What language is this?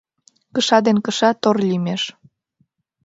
Mari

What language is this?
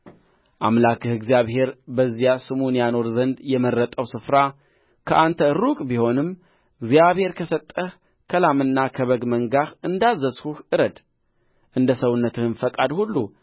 Amharic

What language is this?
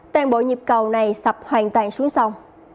Vietnamese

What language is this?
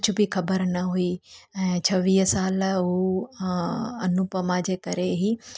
Sindhi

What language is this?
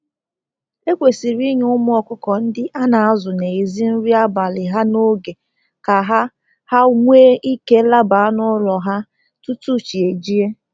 Igbo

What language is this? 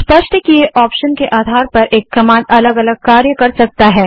Hindi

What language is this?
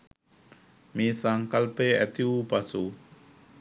Sinhala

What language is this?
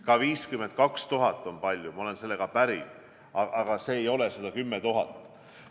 Estonian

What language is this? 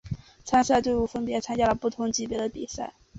Chinese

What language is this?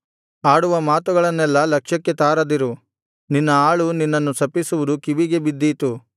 Kannada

